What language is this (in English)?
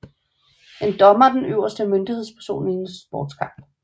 Danish